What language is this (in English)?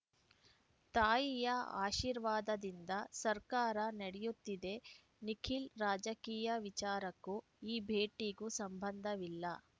Kannada